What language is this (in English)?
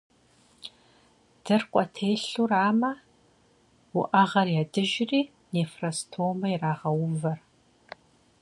Kabardian